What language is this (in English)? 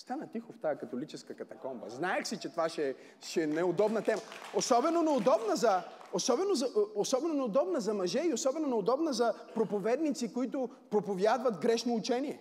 Bulgarian